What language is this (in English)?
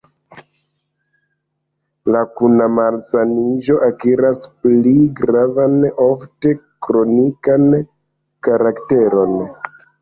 Esperanto